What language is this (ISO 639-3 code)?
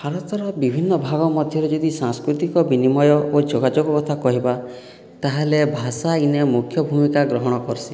ori